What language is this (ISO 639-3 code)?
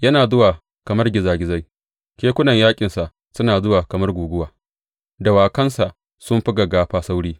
hau